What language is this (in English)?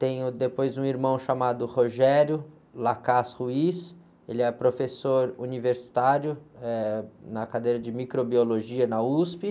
Portuguese